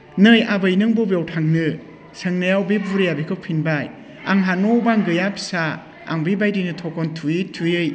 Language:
Bodo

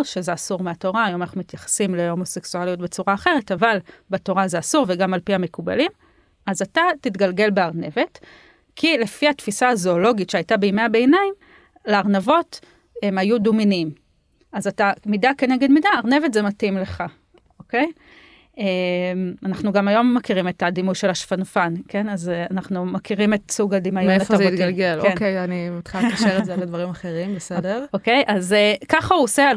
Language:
Hebrew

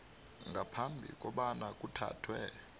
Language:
South Ndebele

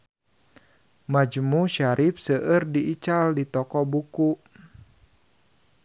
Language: Sundanese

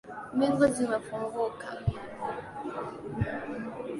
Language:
Swahili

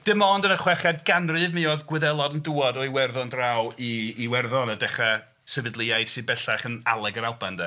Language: Welsh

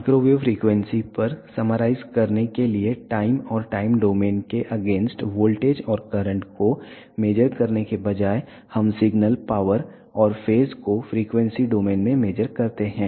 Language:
Hindi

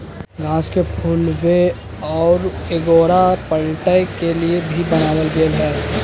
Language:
Magahi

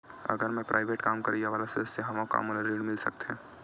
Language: Chhattisgarhi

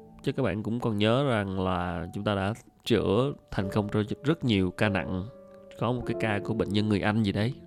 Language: Vietnamese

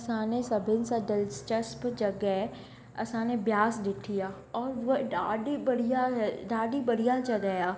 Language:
Sindhi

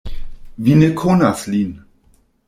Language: Esperanto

